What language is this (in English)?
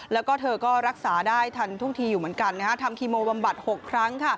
Thai